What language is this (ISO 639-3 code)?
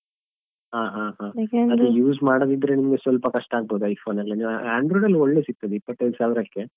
kan